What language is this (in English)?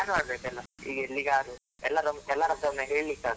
Kannada